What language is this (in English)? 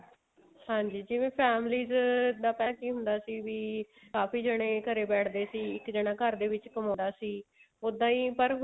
Punjabi